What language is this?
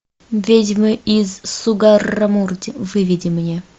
Russian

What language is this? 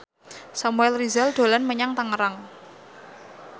Javanese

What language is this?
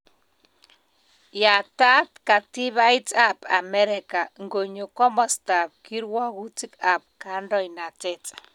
Kalenjin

